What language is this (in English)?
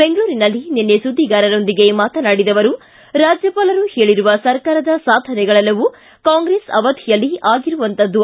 Kannada